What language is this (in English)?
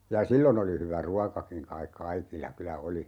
Finnish